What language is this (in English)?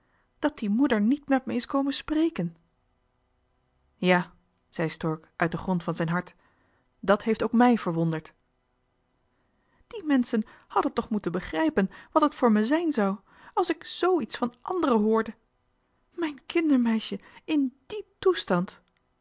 Dutch